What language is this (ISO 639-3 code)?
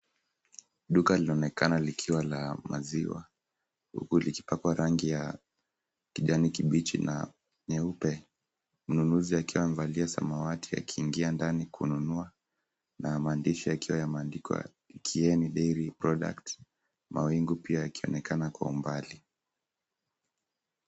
swa